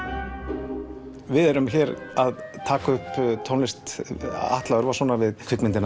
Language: Icelandic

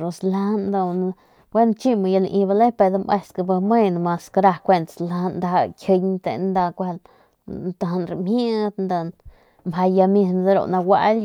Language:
Northern Pame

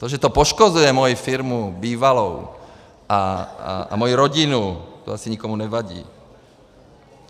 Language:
Czech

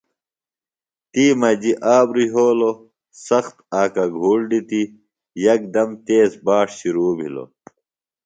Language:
Phalura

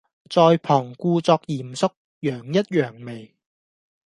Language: Cantonese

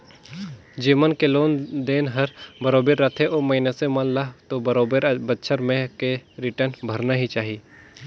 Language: Chhattisgarhi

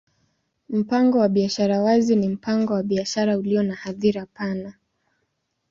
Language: Swahili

